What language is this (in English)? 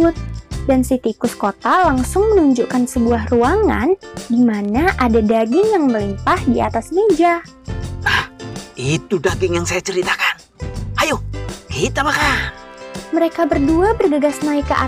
Indonesian